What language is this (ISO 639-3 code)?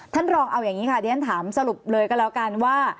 tha